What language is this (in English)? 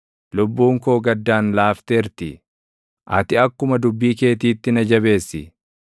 Oromo